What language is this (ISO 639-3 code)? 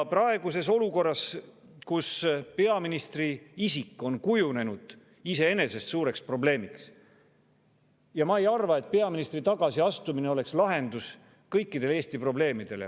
est